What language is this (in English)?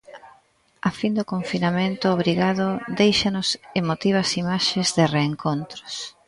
Galician